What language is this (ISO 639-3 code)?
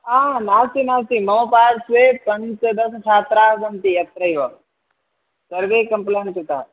san